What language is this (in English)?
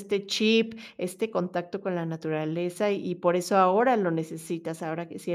Spanish